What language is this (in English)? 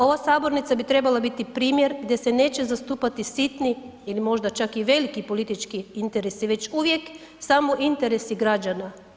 Croatian